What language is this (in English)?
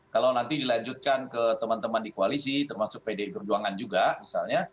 Indonesian